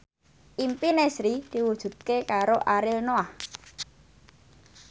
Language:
Javanese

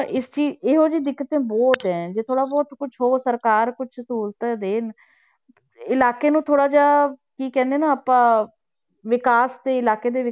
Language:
Punjabi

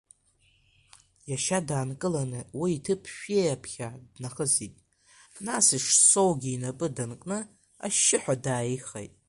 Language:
Abkhazian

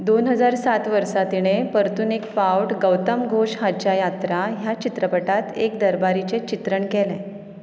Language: Konkani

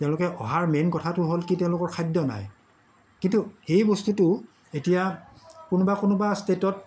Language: Assamese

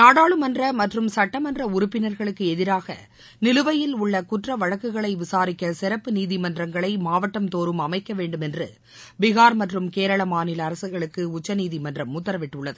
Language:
Tamil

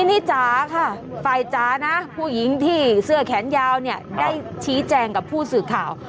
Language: Thai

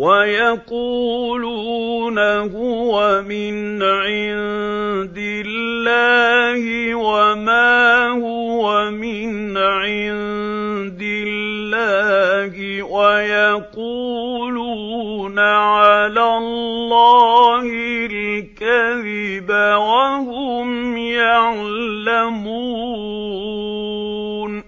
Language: Arabic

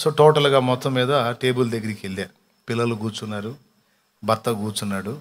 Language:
Telugu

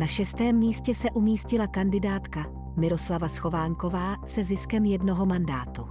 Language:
Czech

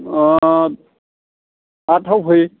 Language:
Bodo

